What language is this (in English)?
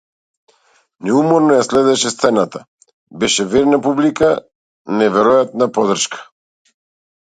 Macedonian